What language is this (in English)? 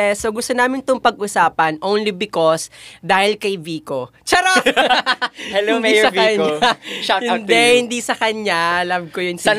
Filipino